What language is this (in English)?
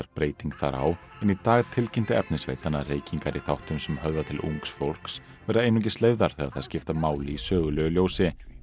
Icelandic